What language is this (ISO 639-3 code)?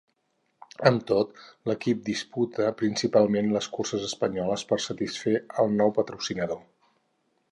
cat